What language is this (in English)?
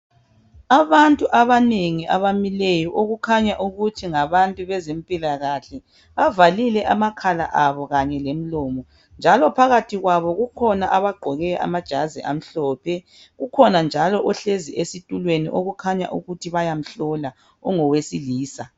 North Ndebele